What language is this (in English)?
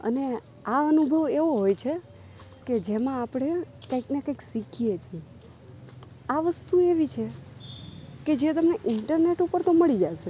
Gujarati